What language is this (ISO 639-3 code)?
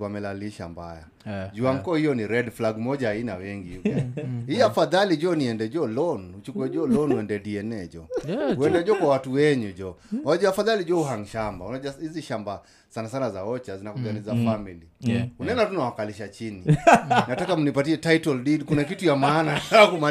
swa